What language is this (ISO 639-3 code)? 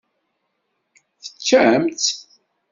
kab